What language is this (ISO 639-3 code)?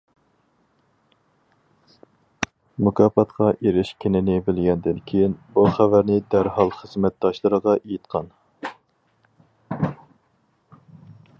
uig